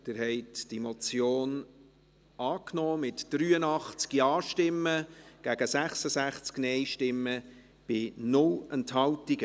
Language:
Swiss German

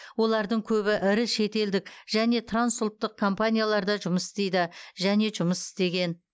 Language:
Kazakh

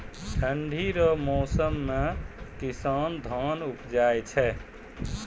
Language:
Maithili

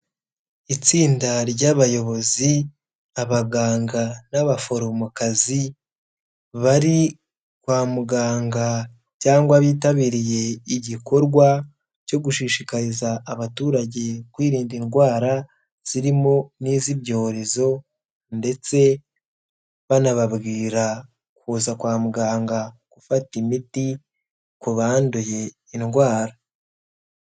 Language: Kinyarwanda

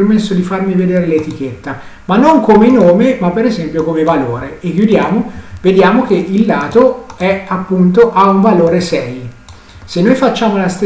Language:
Italian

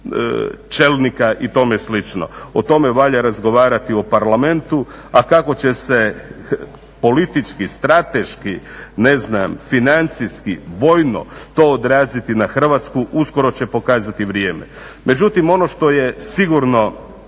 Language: Croatian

